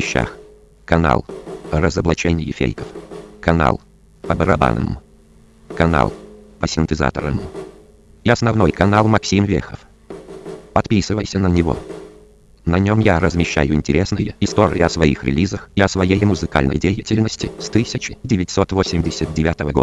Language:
Russian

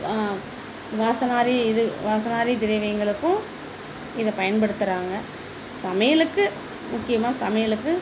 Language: Tamil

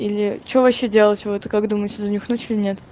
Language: Russian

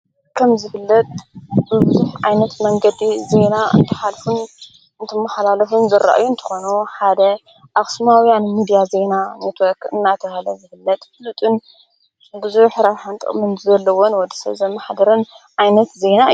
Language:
Tigrinya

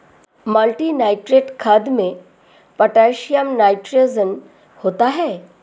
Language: Hindi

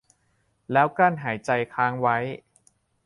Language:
Thai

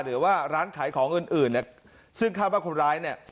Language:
Thai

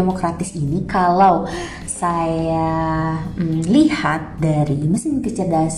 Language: Indonesian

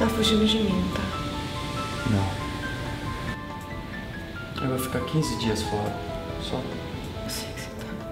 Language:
Portuguese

